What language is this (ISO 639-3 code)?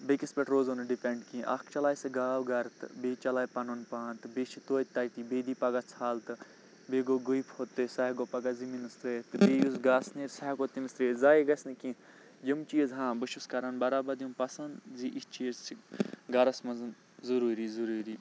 kas